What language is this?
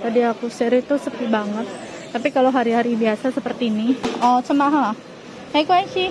Indonesian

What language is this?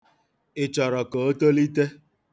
Igbo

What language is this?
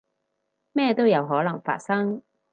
Cantonese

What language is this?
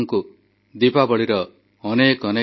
Odia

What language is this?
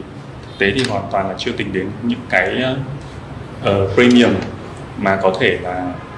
Vietnamese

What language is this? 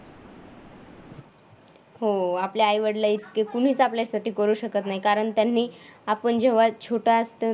Marathi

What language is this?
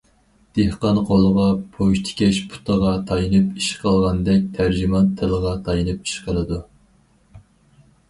Uyghur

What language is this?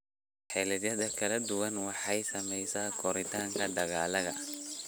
Somali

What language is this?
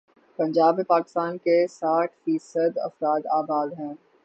Urdu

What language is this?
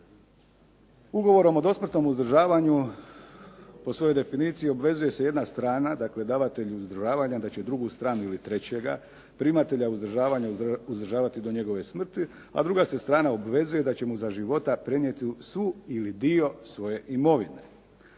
Croatian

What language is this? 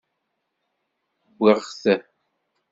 Kabyle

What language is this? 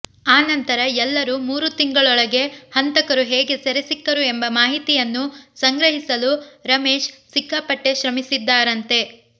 Kannada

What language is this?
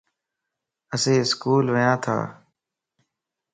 Lasi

